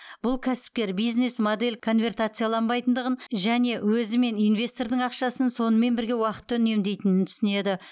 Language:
Kazakh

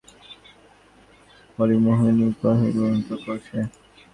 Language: Bangla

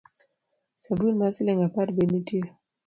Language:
Luo (Kenya and Tanzania)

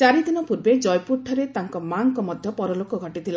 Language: Odia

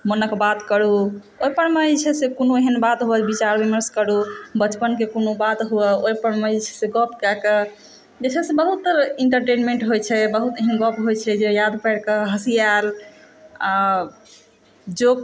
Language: Maithili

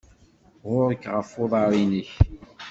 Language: Kabyle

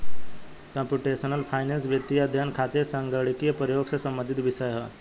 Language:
Bhojpuri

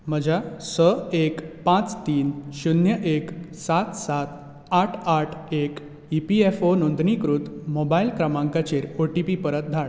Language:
Konkani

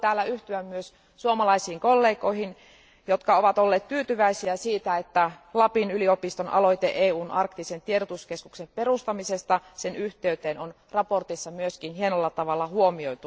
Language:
Finnish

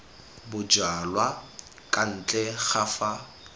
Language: Tswana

